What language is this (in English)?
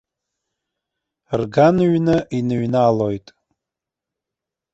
Abkhazian